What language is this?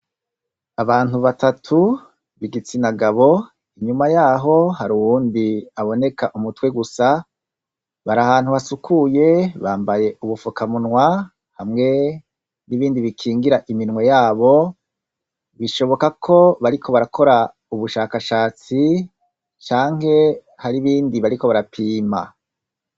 Rundi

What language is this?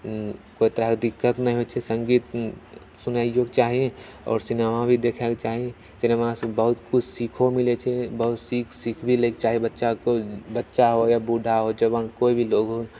Maithili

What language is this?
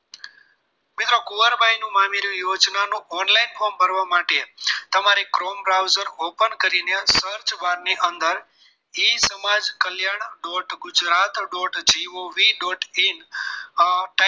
Gujarati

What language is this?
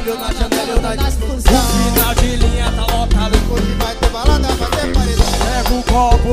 Portuguese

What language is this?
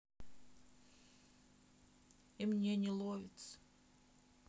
Russian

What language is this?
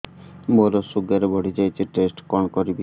Odia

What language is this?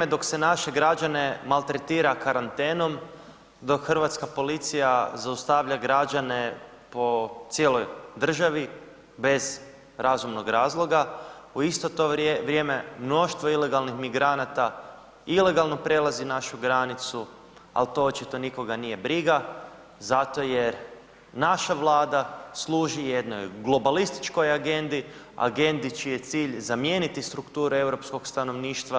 Croatian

